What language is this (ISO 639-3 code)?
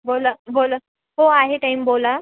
mar